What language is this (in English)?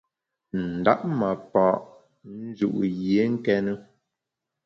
Bamun